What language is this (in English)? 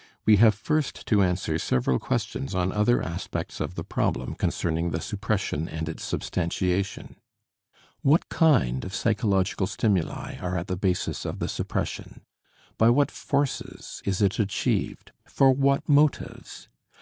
English